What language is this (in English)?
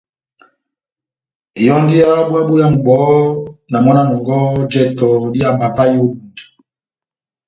Batanga